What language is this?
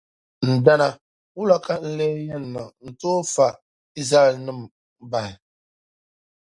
Dagbani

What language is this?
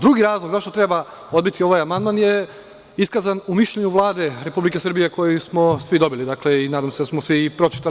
Serbian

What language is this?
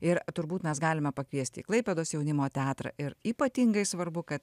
Lithuanian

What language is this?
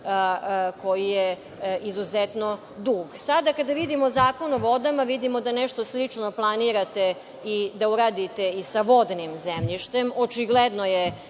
Serbian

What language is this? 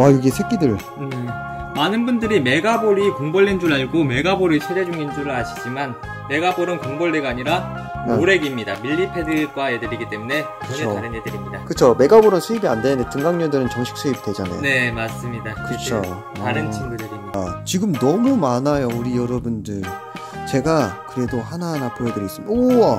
Korean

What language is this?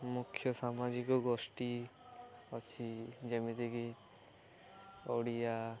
Odia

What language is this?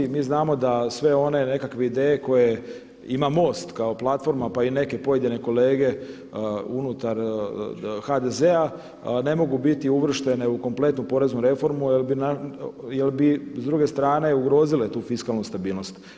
Croatian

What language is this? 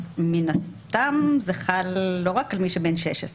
Hebrew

